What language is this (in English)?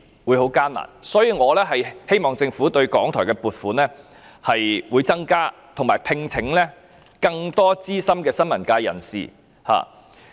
Cantonese